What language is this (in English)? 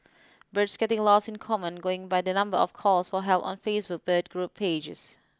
English